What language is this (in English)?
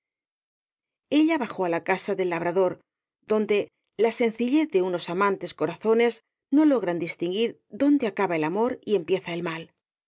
Spanish